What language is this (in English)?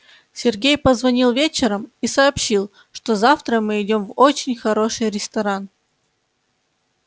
Russian